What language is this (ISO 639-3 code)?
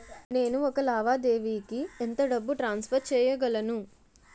tel